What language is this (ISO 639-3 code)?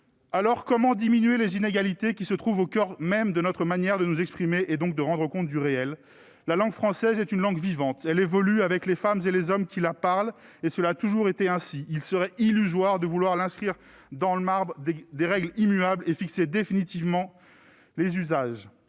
fra